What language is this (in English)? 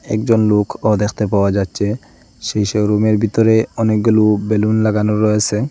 Bangla